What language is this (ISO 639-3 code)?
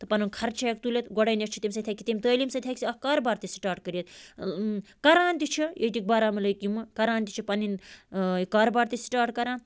kas